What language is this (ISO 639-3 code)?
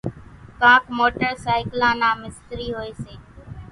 gjk